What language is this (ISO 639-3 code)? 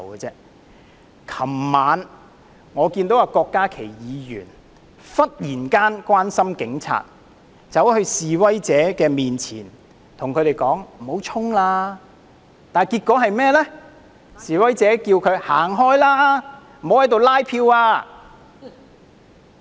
yue